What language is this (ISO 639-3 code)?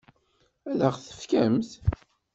kab